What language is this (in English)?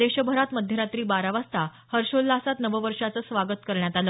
Marathi